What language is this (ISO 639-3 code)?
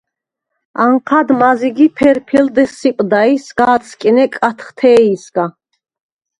sva